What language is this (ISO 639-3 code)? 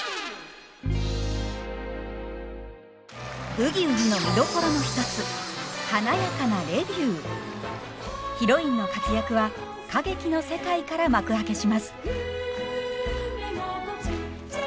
jpn